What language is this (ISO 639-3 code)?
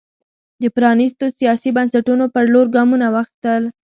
pus